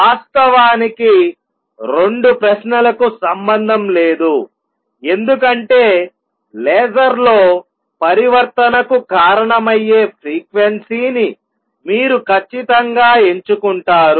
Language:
Telugu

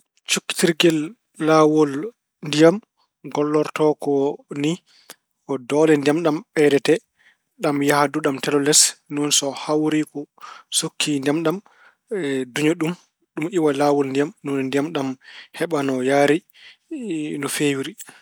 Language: Fula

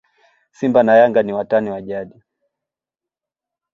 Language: Swahili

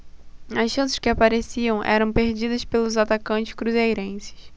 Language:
Portuguese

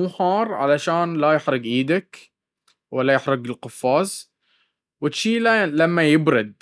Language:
Baharna Arabic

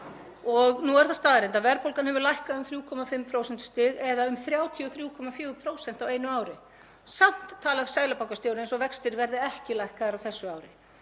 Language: Icelandic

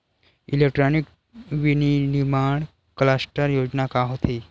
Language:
Chhattisgarhi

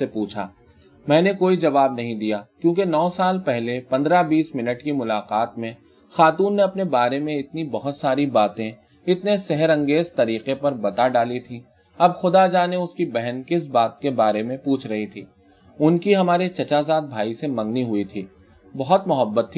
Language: Urdu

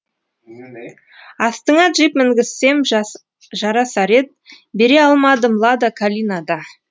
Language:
Kazakh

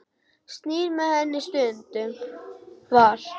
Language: Icelandic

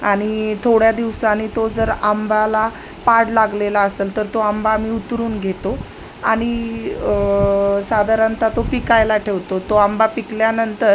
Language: Marathi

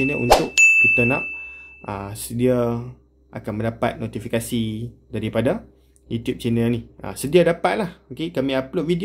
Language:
Malay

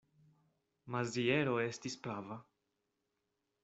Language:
Esperanto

